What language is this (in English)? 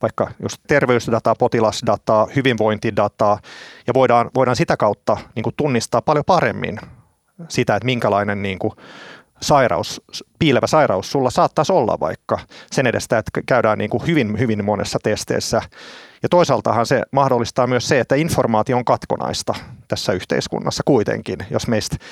Finnish